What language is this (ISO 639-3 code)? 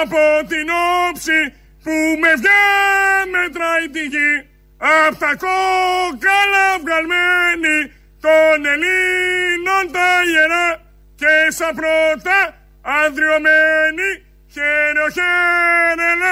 ell